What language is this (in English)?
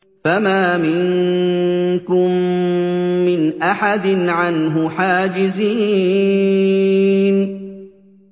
Arabic